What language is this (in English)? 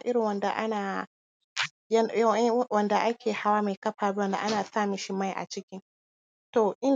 Hausa